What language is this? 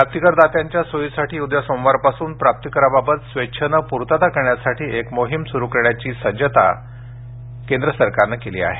Marathi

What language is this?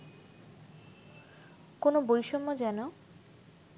Bangla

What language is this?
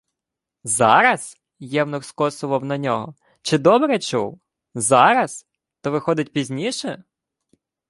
Ukrainian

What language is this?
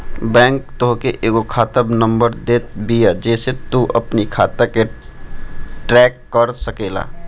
Bhojpuri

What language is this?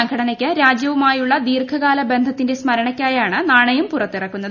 Malayalam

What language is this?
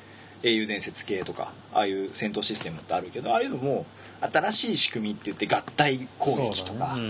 Japanese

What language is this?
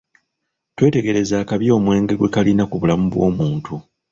Ganda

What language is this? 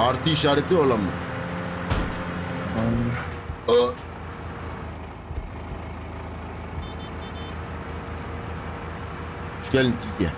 Turkish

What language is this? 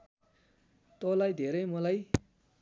Nepali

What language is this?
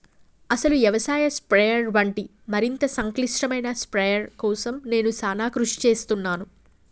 Telugu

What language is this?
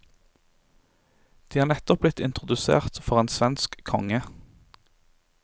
Norwegian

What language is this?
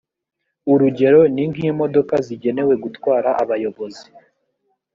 Kinyarwanda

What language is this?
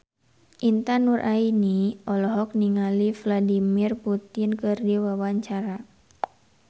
Sundanese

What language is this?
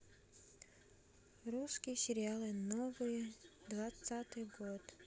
Russian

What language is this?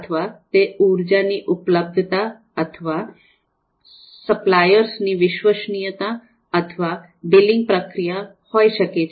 Gujarati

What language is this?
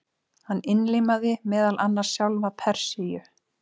Icelandic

